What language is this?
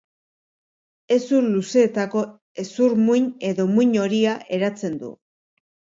Basque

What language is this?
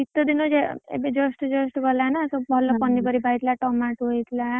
Odia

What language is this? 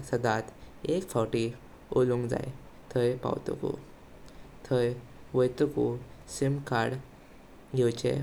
Konkani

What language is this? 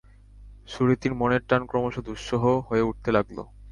Bangla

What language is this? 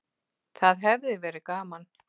Icelandic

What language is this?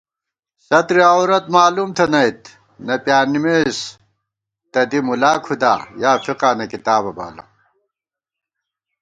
Gawar-Bati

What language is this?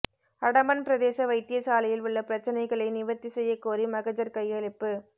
Tamil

